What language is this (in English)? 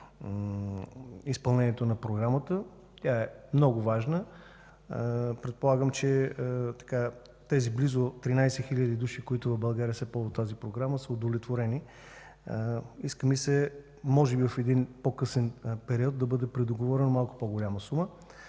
Bulgarian